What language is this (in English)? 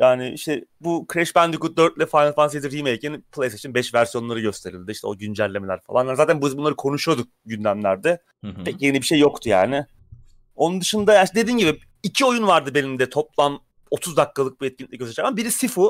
Turkish